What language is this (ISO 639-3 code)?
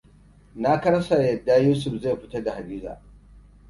hau